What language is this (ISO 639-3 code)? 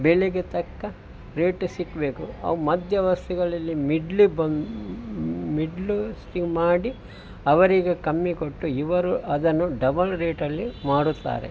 kan